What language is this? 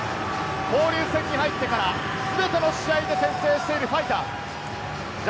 Japanese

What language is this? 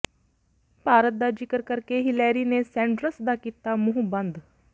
Punjabi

